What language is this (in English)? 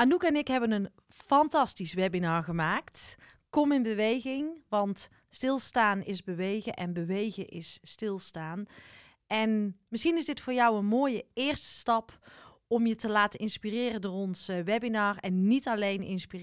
Dutch